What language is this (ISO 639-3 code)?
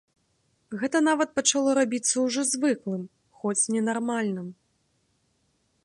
bel